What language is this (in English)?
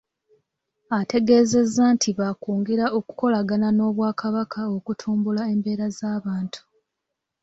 Ganda